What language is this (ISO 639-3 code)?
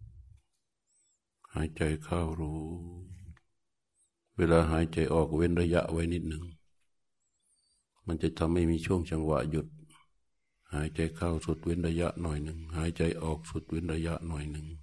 tha